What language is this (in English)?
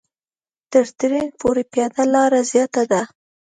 Pashto